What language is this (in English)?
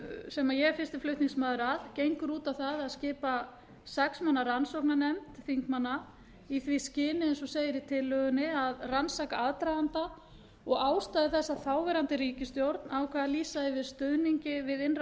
Icelandic